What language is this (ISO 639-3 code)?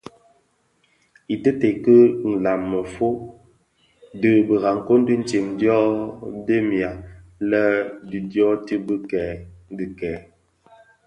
ksf